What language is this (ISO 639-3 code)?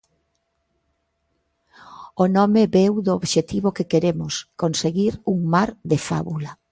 glg